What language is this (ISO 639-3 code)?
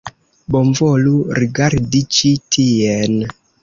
epo